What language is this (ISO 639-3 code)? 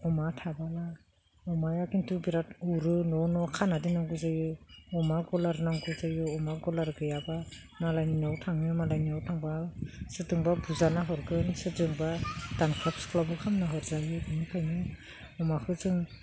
brx